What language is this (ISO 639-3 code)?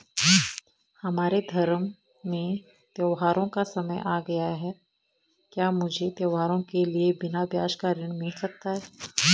hin